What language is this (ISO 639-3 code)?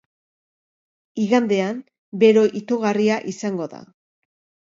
eus